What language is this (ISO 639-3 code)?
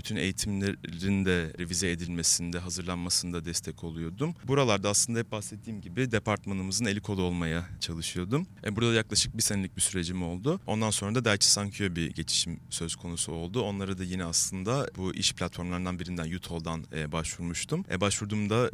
tur